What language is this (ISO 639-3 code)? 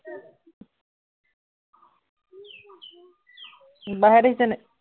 asm